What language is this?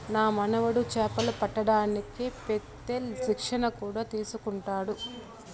Telugu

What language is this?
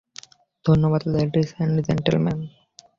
Bangla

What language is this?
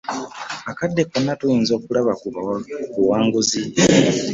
Ganda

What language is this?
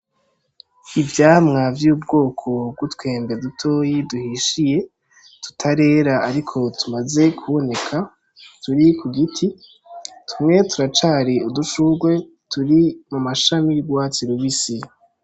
Rundi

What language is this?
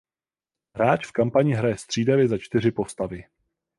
Czech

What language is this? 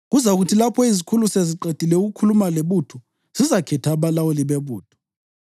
North Ndebele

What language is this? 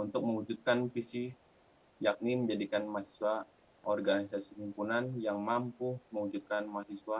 Indonesian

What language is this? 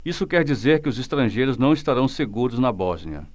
Portuguese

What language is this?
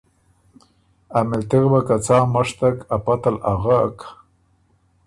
Ormuri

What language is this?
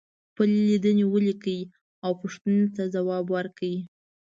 Pashto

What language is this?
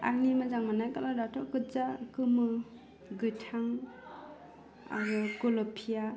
Bodo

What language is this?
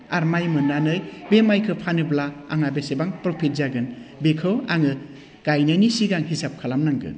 Bodo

